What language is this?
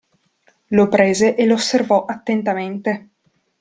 Italian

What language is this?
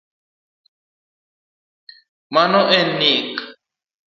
Luo (Kenya and Tanzania)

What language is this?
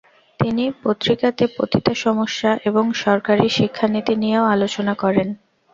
Bangla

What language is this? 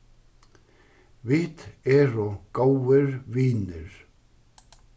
Faroese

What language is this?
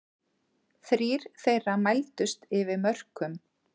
Icelandic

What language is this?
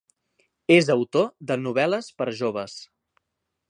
Catalan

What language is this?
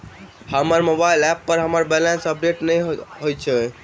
Maithili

